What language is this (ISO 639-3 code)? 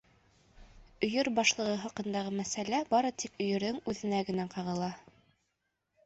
bak